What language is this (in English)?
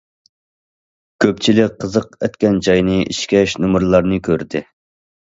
Uyghur